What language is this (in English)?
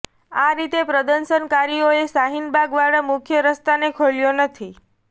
Gujarati